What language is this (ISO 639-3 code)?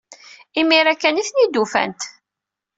kab